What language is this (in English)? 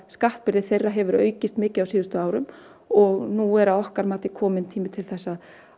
Icelandic